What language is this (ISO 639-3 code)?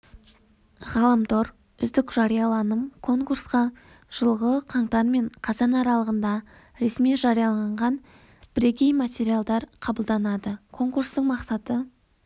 kaz